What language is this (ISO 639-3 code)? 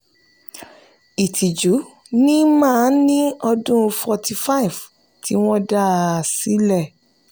yor